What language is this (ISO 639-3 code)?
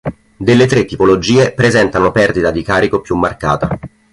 ita